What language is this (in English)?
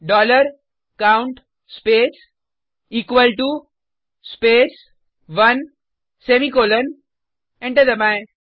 Hindi